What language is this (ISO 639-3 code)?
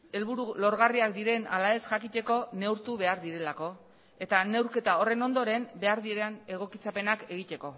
eus